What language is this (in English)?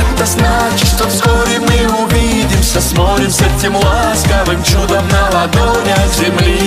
Russian